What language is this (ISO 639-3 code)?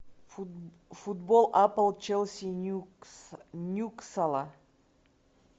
rus